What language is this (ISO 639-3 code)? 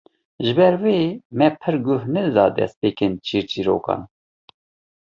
kur